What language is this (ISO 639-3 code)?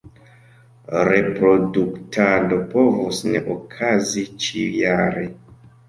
epo